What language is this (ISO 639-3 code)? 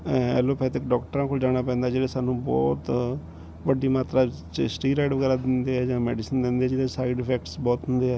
pan